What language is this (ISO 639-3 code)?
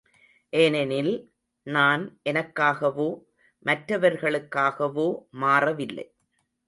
tam